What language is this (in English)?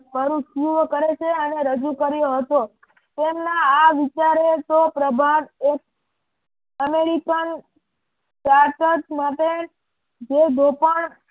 Gujarati